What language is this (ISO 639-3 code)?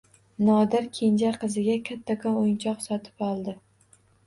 uzb